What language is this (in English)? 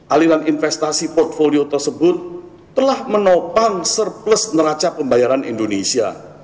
Indonesian